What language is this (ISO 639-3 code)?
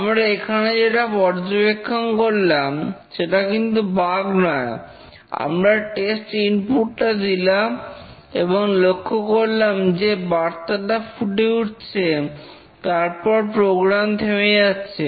ben